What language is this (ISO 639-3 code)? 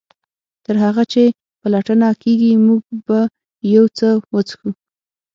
pus